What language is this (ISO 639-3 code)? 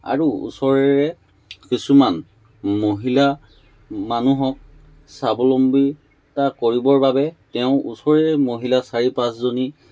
asm